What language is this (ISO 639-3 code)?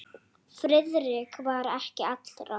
isl